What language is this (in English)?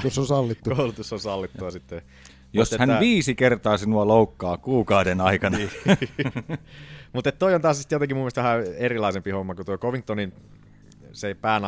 Finnish